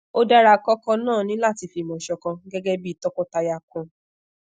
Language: Yoruba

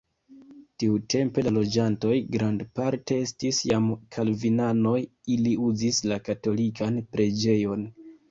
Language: Esperanto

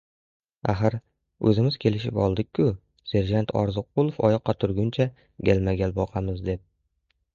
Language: Uzbek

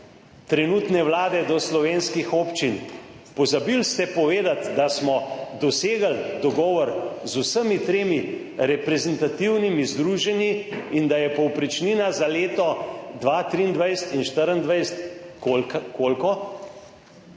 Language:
Slovenian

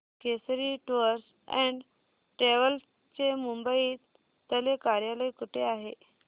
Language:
Marathi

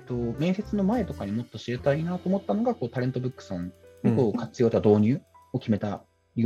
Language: Japanese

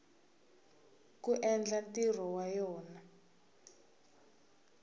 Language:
Tsonga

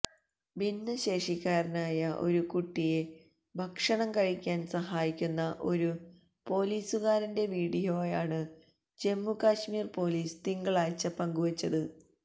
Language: Malayalam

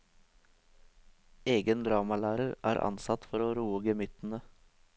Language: Norwegian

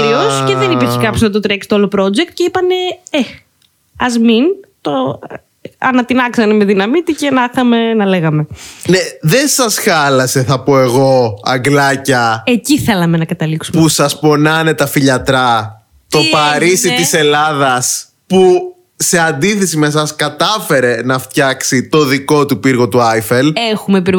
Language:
Greek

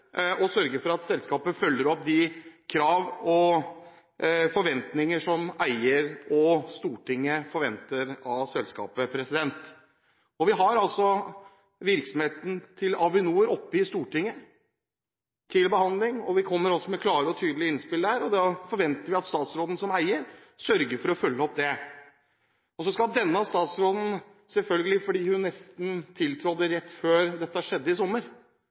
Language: Norwegian Bokmål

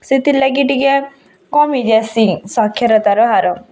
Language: Odia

